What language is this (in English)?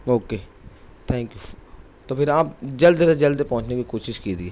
Urdu